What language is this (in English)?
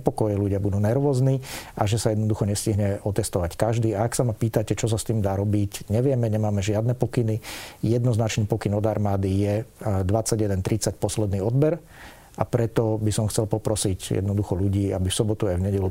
Slovak